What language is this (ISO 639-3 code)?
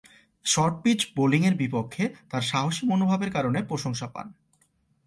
ben